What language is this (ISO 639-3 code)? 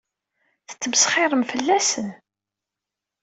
kab